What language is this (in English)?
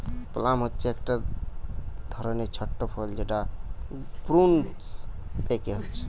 Bangla